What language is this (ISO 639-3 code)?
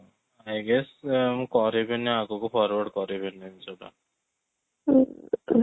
ori